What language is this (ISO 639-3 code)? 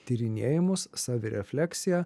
lit